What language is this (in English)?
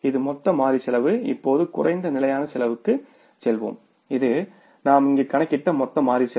Tamil